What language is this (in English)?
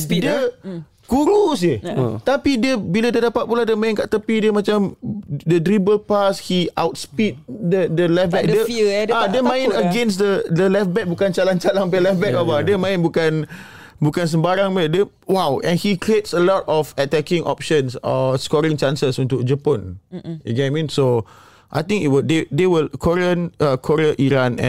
Malay